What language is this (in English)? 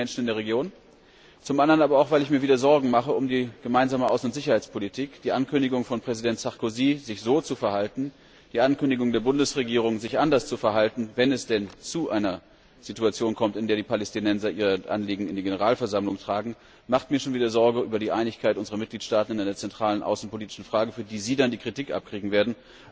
German